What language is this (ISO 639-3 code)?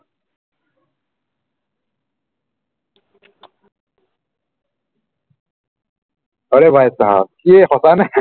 asm